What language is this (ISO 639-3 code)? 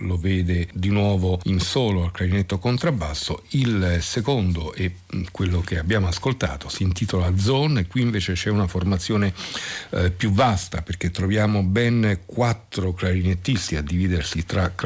ita